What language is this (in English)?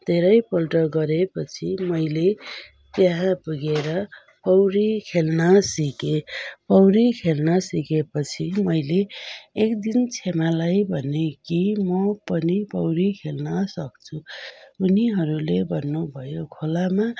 Nepali